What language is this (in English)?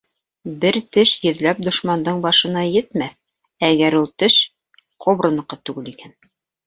Bashkir